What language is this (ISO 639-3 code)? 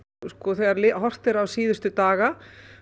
isl